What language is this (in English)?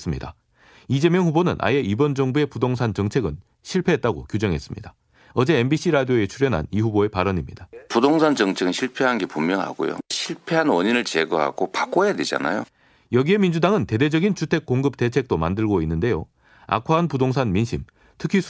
Korean